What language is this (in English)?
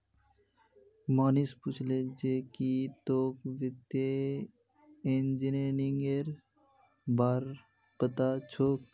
Magahi